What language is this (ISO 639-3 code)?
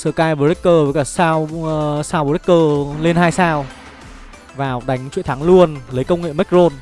vie